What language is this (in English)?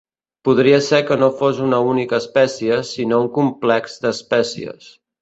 Catalan